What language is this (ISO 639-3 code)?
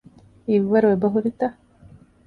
div